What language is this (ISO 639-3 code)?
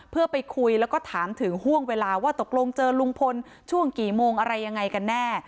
tha